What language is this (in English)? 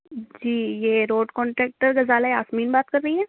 Urdu